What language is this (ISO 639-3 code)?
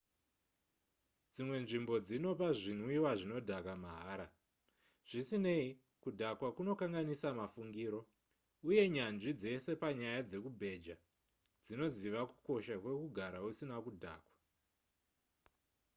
sna